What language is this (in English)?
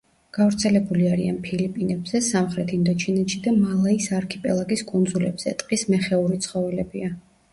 Georgian